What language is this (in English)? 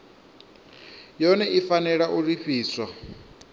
Venda